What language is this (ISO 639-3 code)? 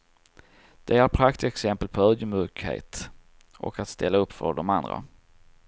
swe